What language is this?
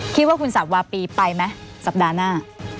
Thai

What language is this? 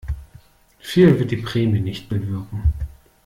German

